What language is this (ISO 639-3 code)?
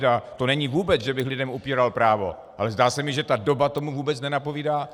ces